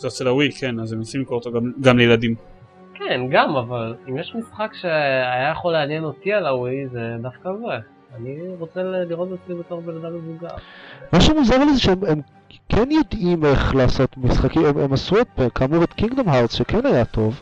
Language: Hebrew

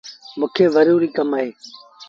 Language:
Sindhi Bhil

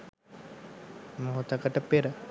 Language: Sinhala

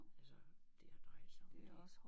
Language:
Danish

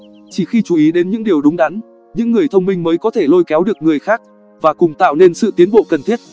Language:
Vietnamese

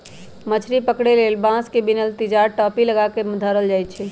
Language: Magahi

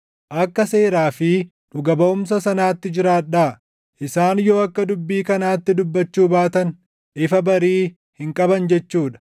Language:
Oromo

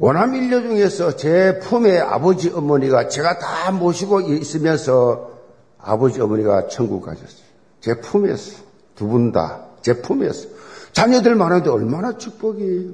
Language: Korean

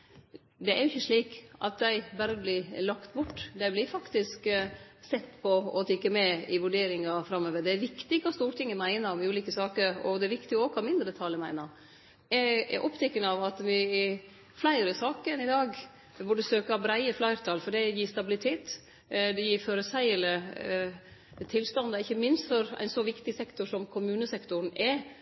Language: Norwegian Nynorsk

